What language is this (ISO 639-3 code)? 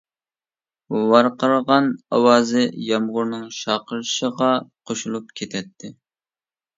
uig